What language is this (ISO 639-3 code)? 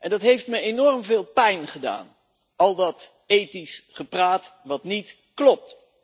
nld